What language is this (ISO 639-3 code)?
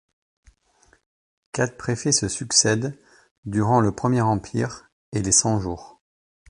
fra